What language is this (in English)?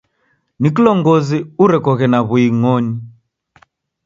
Taita